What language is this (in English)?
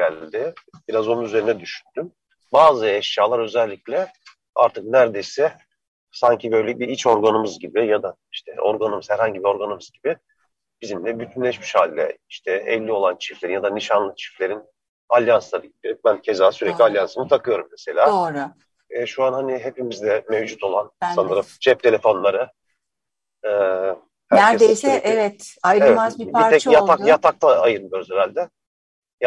Turkish